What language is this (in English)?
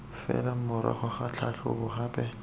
Tswana